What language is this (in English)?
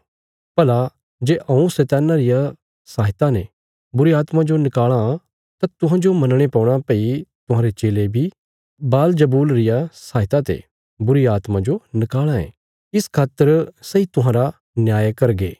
Bilaspuri